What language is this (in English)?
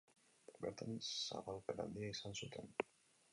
Basque